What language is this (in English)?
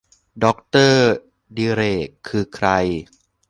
Thai